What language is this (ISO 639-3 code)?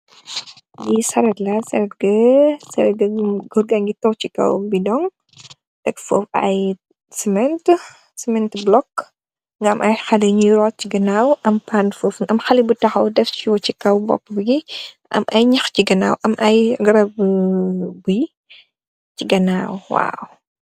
wol